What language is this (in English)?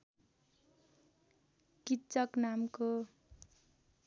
Nepali